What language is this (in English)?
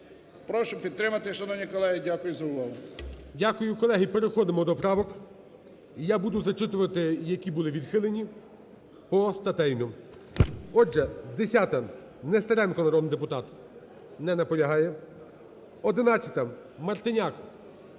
Ukrainian